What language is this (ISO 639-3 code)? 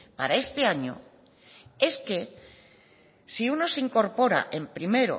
spa